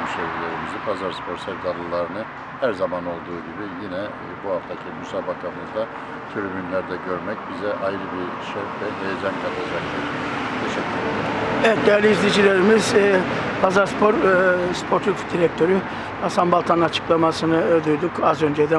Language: Turkish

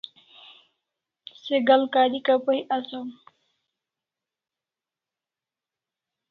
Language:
Kalasha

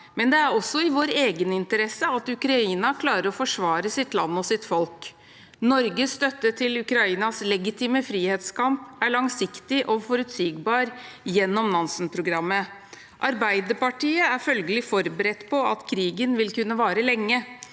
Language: Norwegian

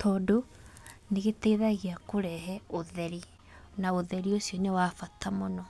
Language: Kikuyu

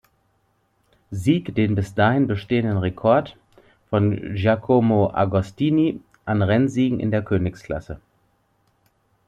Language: German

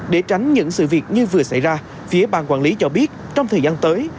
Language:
Vietnamese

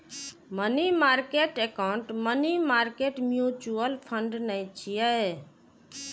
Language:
Maithili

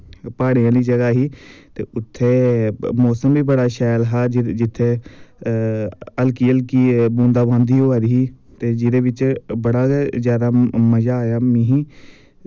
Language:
Dogri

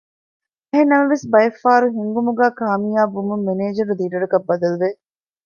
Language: Divehi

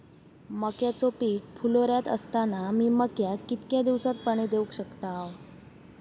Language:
Marathi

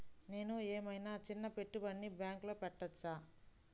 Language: Telugu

